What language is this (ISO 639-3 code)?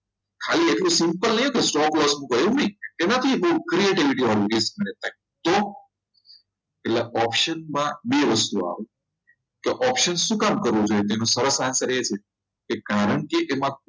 guj